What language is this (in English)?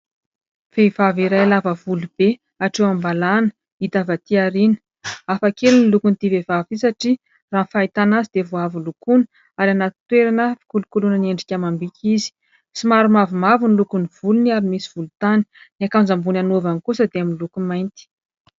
Malagasy